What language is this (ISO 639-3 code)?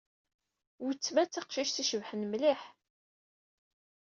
kab